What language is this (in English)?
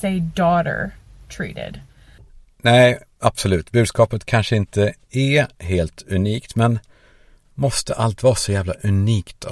Swedish